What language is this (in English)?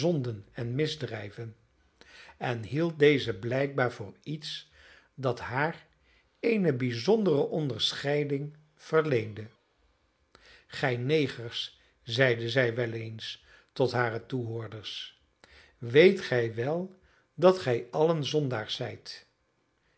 Dutch